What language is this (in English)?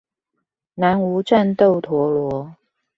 Chinese